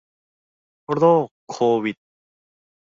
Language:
Thai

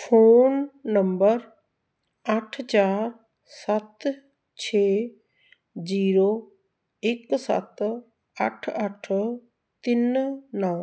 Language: Punjabi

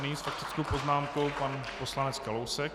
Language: Czech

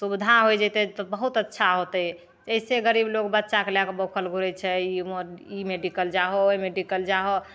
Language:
Maithili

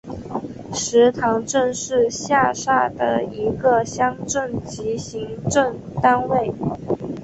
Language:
Chinese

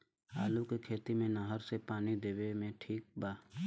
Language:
Bhojpuri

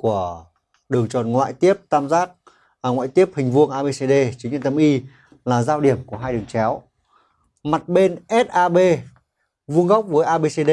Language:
Vietnamese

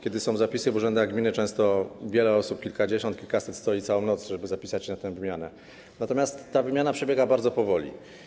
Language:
Polish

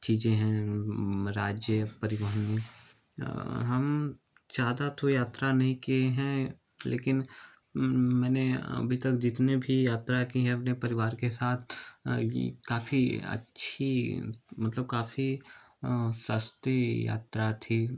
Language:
Hindi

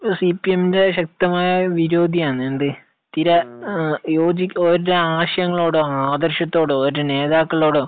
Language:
Malayalam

